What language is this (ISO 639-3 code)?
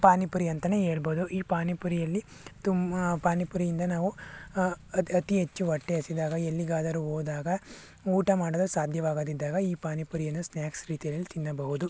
kan